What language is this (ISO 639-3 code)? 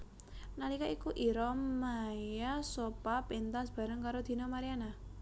jav